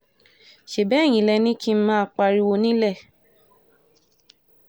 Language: Yoruba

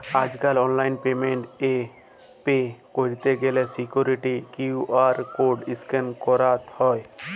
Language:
Bangla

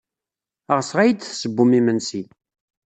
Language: Kabyle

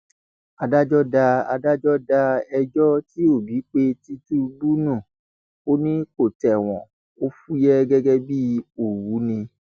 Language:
Yoruba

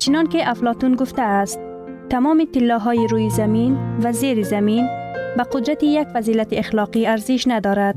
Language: Persian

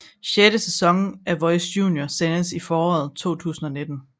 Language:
Danish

